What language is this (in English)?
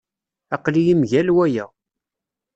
Kabyle